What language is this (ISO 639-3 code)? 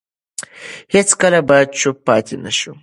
pus